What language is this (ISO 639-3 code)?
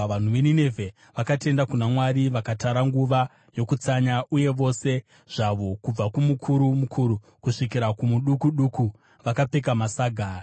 sna